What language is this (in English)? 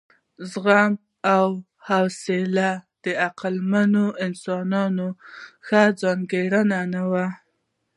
Pashto